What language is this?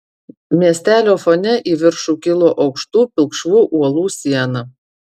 Lithuanian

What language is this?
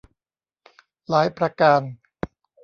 Thai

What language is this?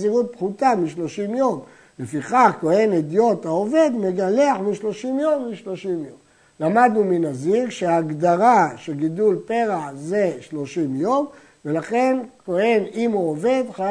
Hebrew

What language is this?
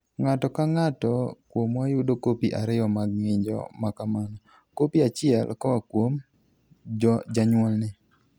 Luo (Kenya and Tanzania)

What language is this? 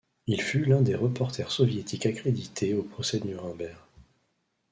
French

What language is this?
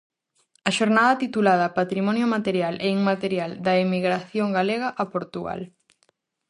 Galician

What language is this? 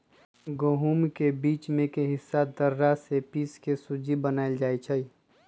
Magahi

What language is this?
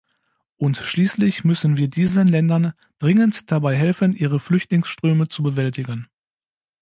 German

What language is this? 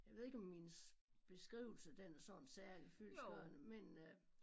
Danish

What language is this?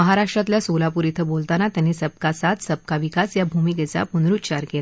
Marathi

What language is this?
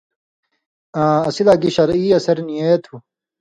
Indus Kohistani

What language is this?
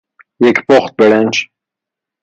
Persian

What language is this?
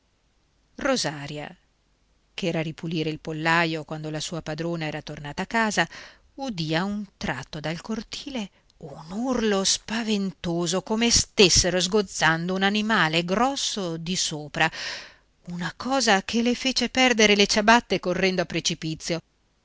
Italian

